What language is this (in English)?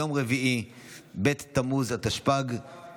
Hebrew